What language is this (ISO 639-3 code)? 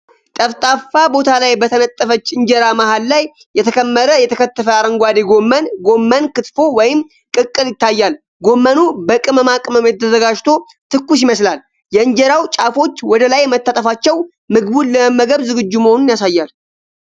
amh